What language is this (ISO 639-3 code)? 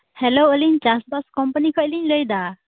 sat